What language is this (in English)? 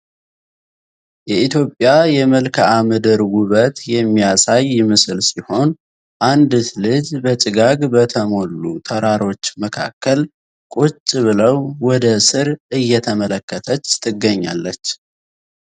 Amharic